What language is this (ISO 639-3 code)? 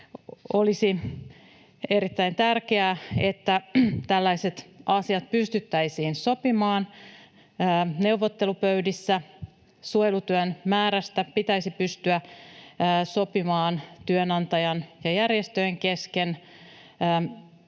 fin